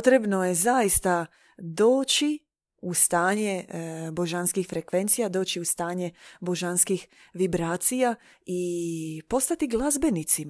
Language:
Croatian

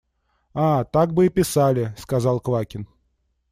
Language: Russian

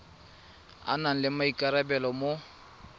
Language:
Tswana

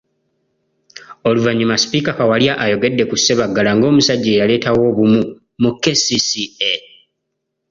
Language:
Ganda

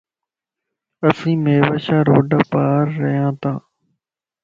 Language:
Lasi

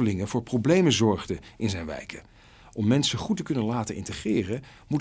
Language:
Dutch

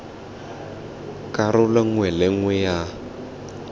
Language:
Tswana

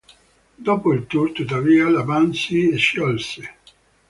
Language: Italian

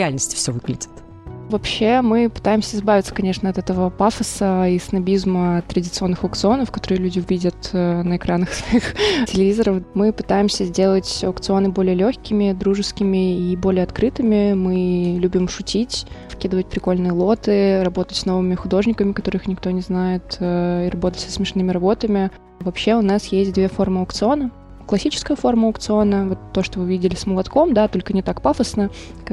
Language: Russian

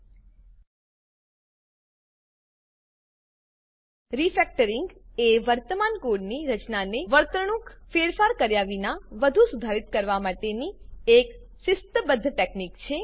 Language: Gujarati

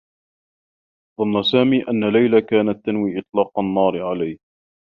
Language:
Arabic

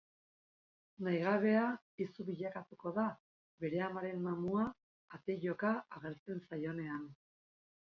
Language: Basque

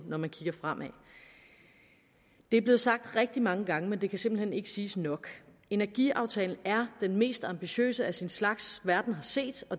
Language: Danish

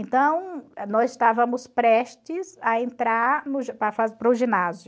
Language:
Portuguese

